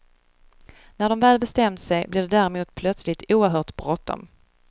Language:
Swedish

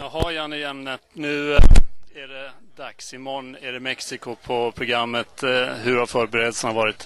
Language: Swedish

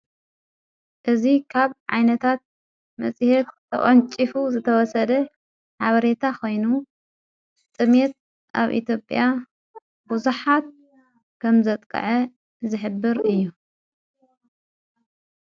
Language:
Tigrinya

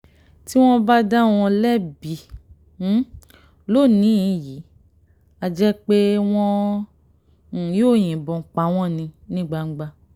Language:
Yoruba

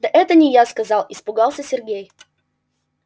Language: Russian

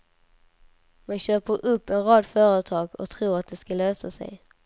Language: Swedish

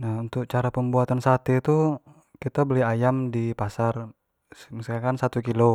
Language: Jambi Malay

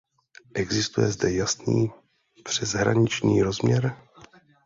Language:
Czech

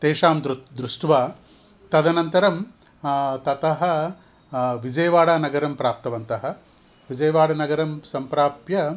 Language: Sanskrit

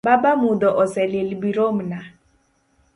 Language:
Luo (Kenya and Tanzania)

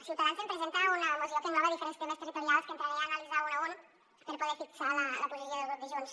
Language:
Catalan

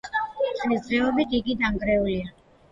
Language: Georgian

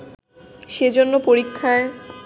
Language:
Bangla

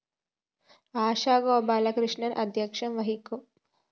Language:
Malayalam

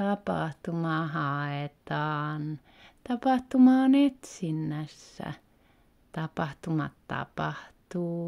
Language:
Finnish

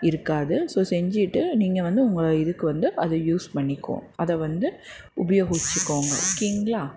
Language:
Tamil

